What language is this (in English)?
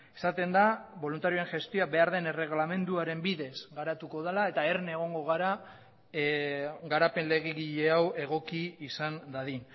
Basque